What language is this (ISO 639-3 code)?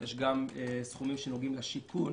heb